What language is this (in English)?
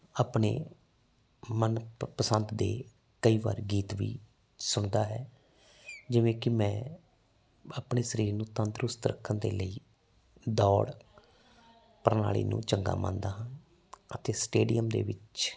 Punjabi